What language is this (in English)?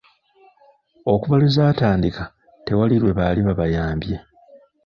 Ganda